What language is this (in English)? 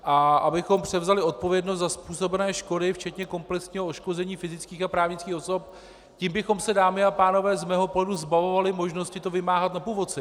Czech